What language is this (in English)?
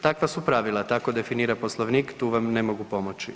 Croatian